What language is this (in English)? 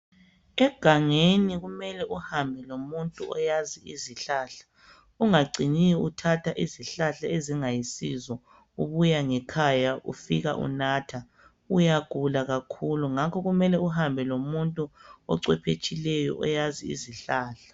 North Ndebele